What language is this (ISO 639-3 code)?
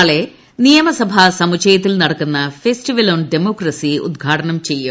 mal